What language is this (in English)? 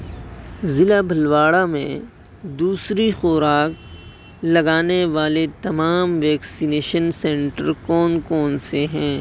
Urdu